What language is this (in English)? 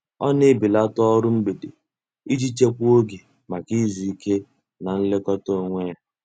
Igbo